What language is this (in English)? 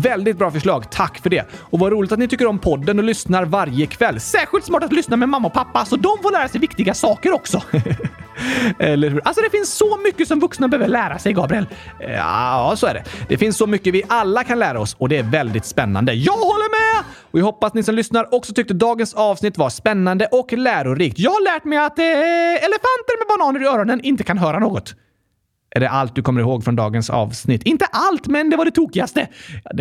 Swedish